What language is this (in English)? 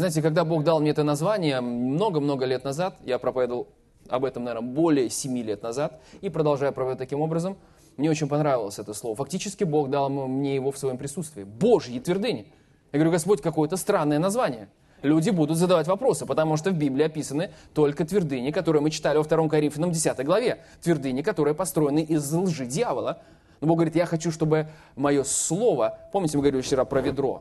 Russian